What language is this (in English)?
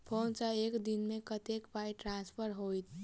Maithili